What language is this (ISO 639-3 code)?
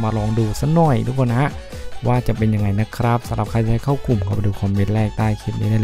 tha